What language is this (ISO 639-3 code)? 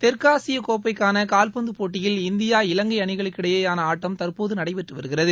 tam